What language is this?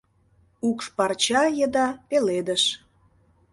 Mari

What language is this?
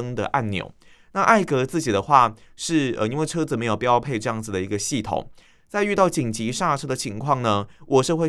Chinese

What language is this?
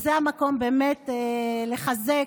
Hebrew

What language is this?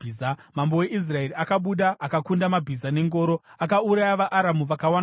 Shona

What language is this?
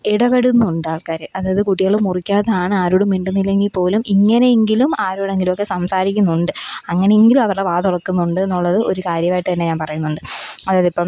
Malayalam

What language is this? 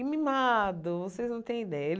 Portuguese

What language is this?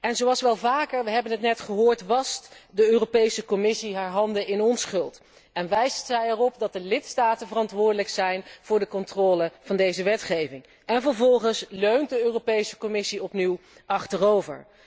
Dutch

